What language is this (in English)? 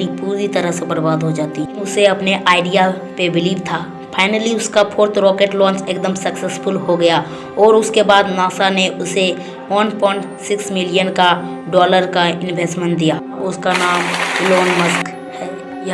Hindi